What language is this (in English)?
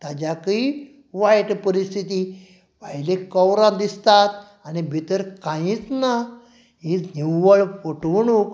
Konkani